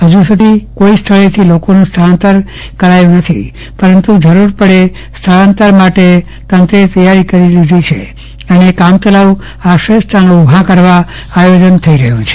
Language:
Gujarati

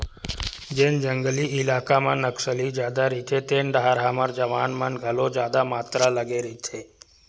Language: Chhattisgarhi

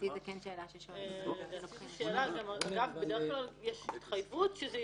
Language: Hebrew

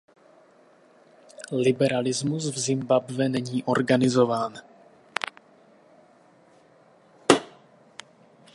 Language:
Czech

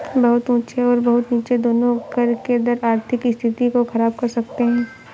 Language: Hindi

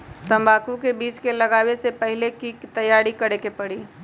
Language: Magahi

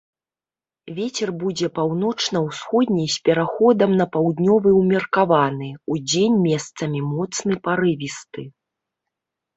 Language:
Belarusian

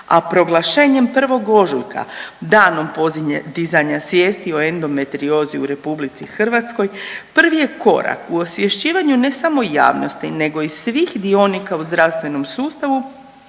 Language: Croatian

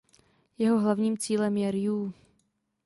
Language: Czech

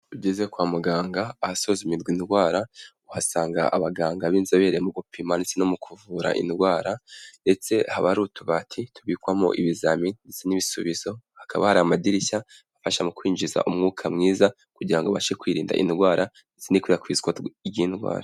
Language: Kinyarwanda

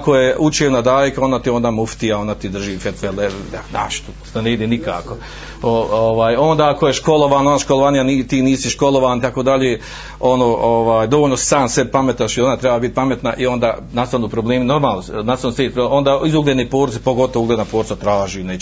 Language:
Croatian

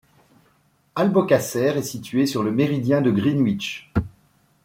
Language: French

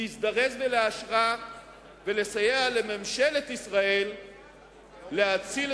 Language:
Hebrew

